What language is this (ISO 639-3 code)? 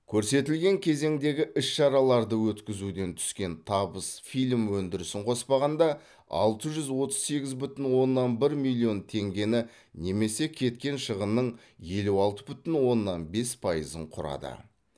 kaz